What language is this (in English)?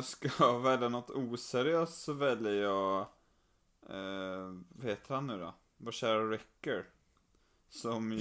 Swedish